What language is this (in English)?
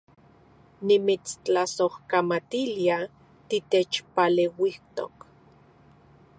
Central Puebla Nahuatl